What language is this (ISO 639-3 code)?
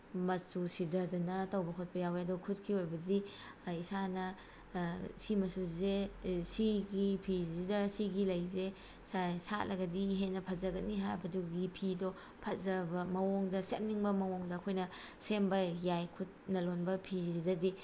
mni